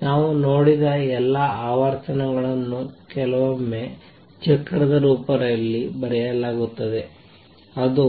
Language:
Kannada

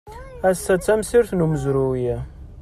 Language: Kabyle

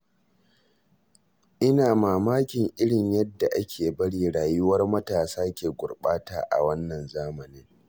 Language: Hausa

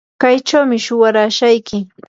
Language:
Yanahuanca Pasco Quechua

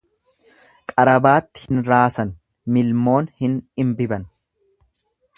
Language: Oromo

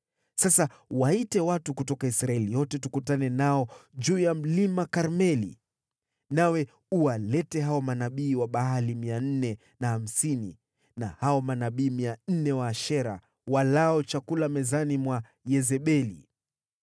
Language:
Swahili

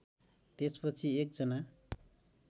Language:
Nepali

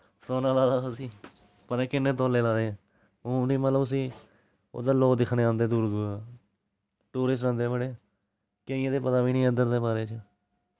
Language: Dogri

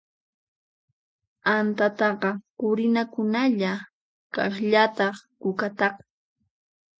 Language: Puno Quechua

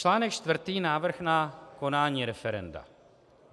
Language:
Czech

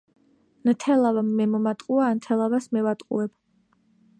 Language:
Georgian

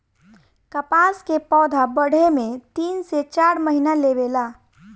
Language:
Bhojpuri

